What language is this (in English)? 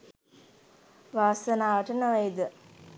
Sinhala